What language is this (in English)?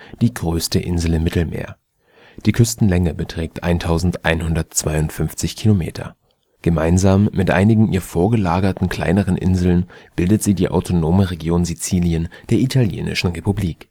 German